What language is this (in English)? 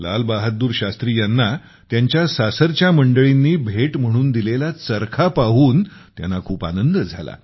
Marathi